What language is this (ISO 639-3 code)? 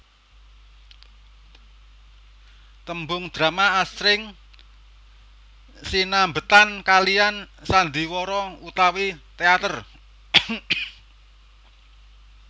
jav